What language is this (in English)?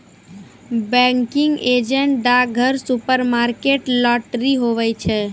Maithili